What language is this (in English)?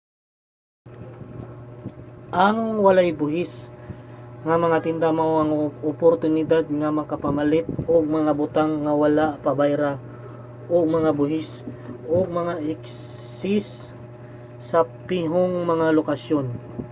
Cebuano